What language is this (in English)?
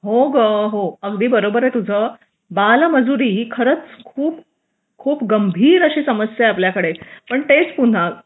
Marathi